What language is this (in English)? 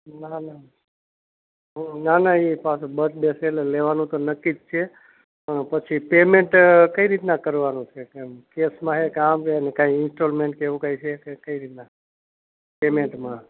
Gujarati